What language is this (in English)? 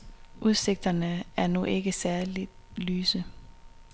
Danish